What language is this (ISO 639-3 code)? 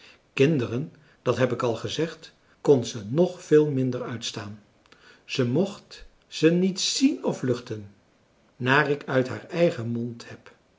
nld